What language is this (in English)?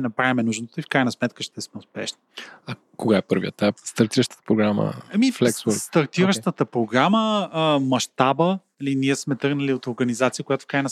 Bulgarian